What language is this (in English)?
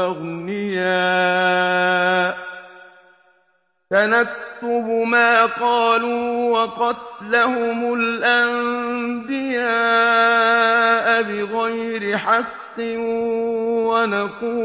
Arabic